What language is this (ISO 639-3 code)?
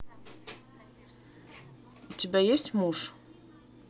rus